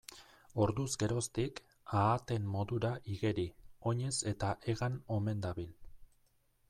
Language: Basque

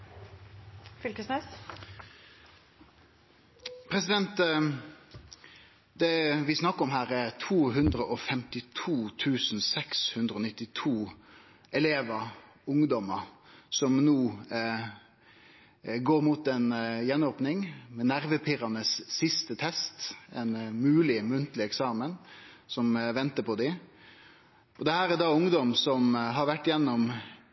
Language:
Norwegian Nynorsk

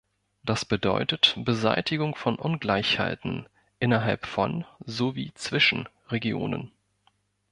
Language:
German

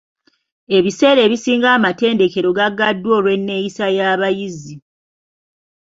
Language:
Ganda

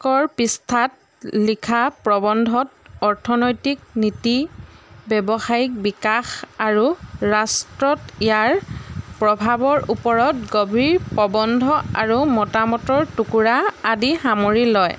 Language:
Assamese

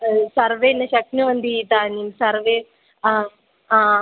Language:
Sanskrit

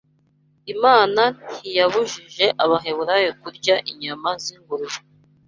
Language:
Kinyarwanda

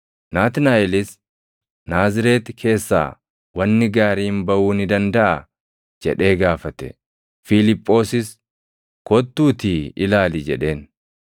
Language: Oromo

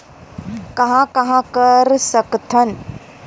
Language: Chhattisgarhi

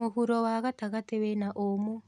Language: Kikuyu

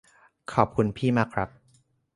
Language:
Thai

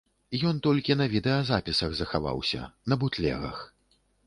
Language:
Belarusian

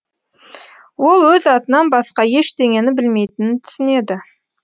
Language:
Kazakh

